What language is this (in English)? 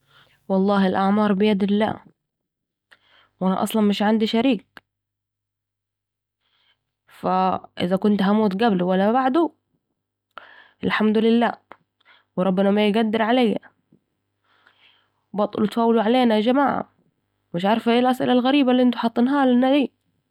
Saidi Arabic